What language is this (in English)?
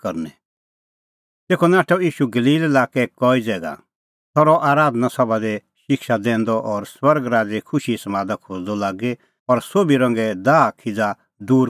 Kullu Pahari